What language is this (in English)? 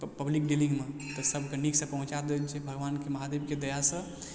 Maithili